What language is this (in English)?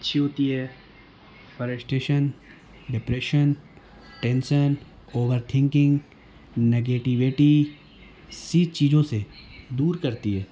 Urdu